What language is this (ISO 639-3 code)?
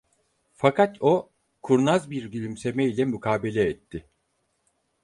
tur